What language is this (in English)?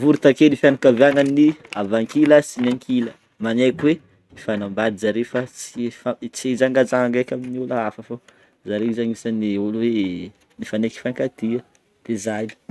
Northern Betsimisaraka Malagasy